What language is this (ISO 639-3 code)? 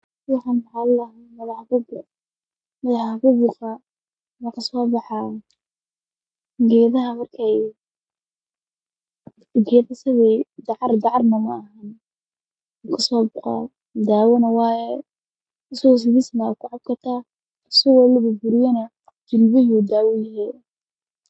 som